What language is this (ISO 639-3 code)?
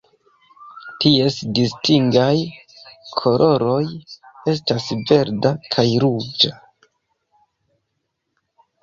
epo